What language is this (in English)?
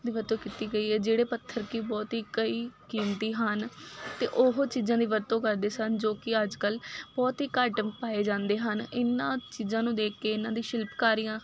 Punjabi